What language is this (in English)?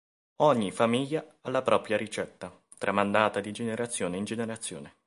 Italian